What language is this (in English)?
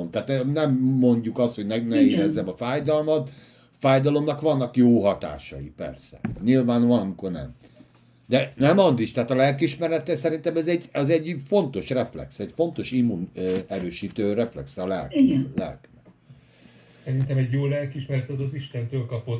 Hungarian